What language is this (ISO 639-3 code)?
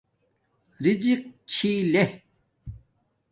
dmk